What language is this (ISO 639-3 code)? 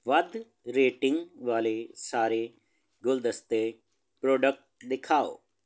pan